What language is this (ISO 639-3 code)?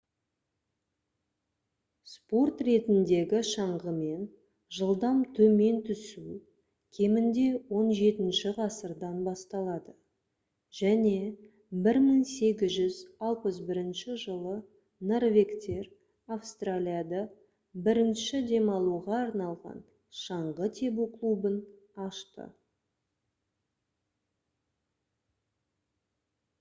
kaz